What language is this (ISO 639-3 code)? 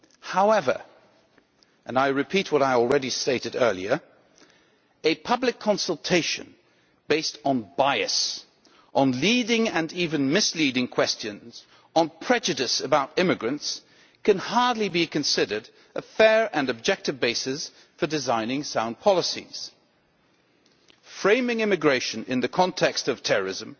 eng